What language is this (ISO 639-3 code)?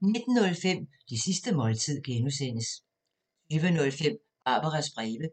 dan